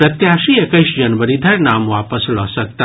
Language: Maithili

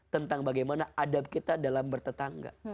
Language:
Indonesian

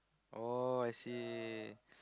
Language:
English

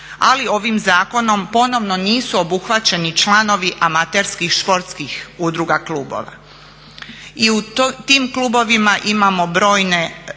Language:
Croatian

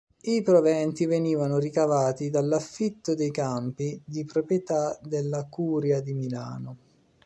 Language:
Italian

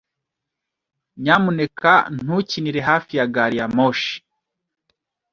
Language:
Kinyarwanda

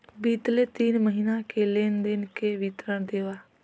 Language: Chhattisgarhi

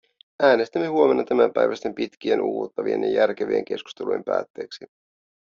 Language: Finnish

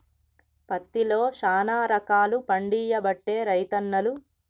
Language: Telugu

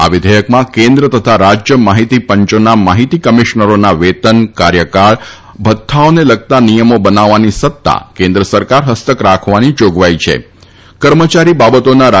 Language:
Gujarati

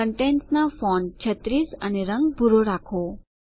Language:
Gujarati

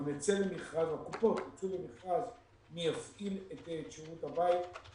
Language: Hebrew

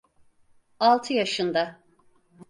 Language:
Turkish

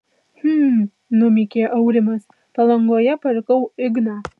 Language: Lithuanian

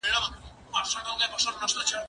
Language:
Pashto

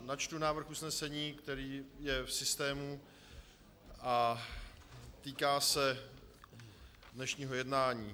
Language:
Czech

